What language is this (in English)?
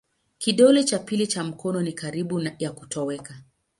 Swahili